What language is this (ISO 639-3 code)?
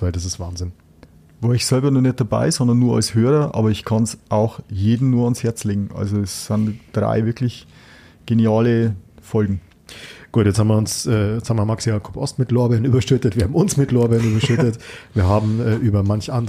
deu